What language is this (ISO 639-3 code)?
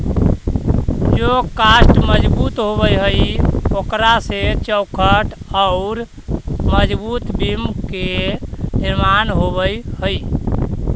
mag